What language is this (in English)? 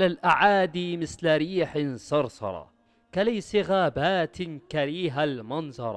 Arabic